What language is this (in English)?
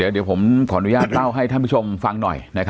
Thai